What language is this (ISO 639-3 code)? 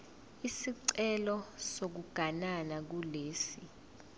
zul